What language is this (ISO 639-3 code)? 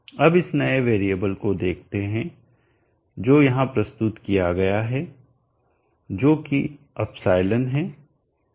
hin